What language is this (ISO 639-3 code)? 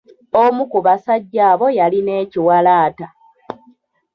lug